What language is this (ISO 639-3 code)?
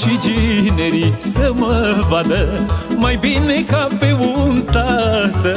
ron